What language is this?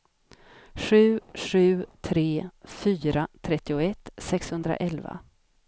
Swedish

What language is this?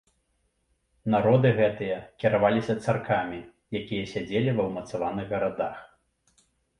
Belarusian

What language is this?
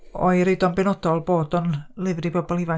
Welsh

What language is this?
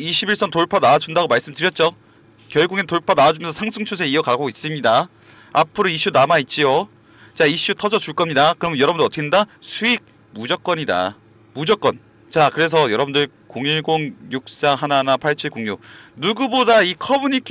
Korean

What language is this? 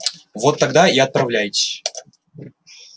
Russian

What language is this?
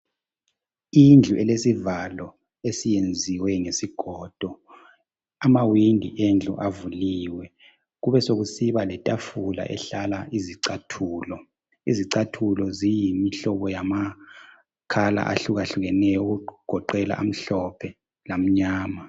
North Ndebele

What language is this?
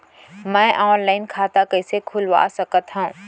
Chhattisgarhi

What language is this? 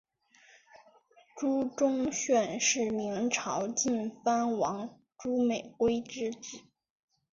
Chinese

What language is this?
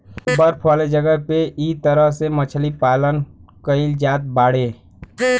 Bhojpuri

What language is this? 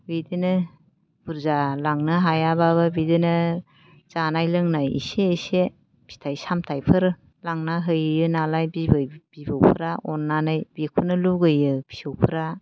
Bodo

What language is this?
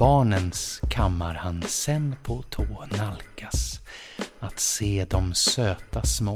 Swedish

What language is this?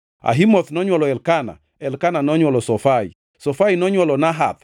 Luo (Kenya and Tanzania)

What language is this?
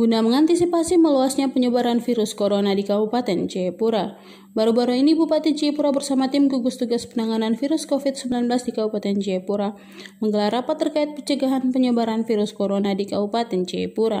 Indonesian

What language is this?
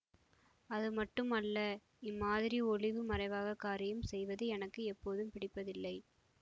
Tamil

